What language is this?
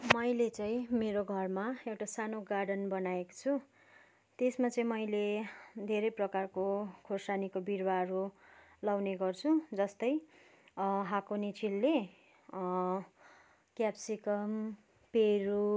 Nepali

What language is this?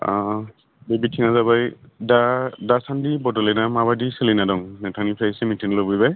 Bodo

